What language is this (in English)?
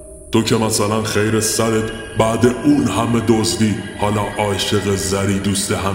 Persian